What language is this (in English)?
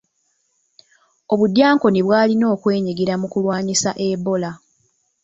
Ganda